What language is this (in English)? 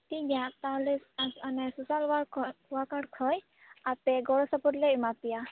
Santali